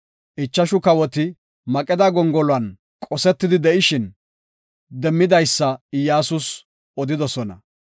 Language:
Gofa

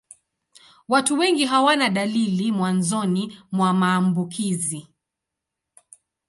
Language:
Swahili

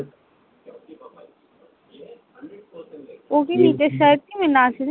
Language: Bangla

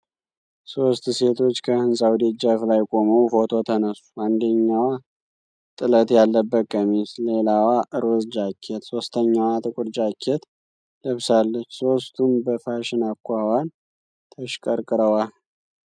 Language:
Amharic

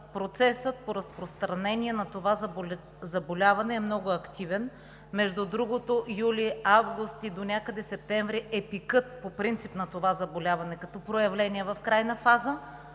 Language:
Bulgarian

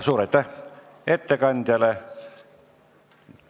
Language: Estonian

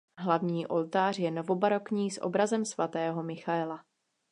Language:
Czech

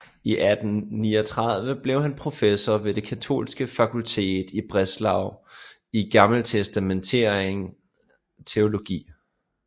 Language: Danish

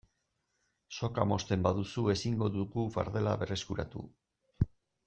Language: Basque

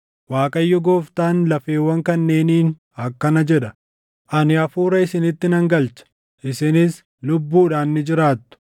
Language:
Oromo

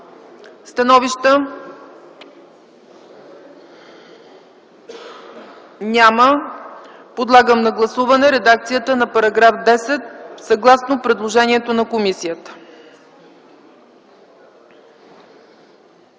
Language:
Bulgarian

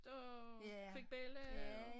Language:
Danish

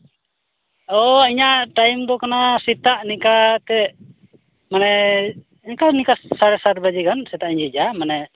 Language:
Santali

